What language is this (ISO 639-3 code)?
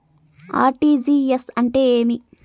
tel